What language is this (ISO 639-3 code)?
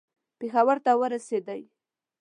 pus